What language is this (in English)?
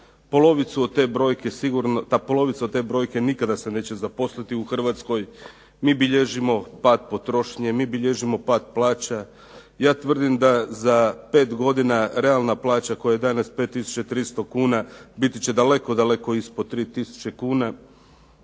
Croatian